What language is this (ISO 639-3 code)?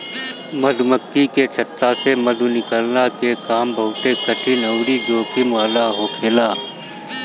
bho